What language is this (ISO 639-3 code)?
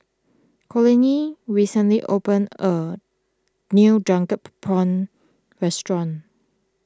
eng